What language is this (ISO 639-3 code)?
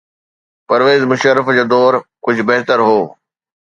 snd